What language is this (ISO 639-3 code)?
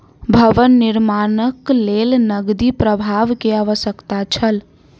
mai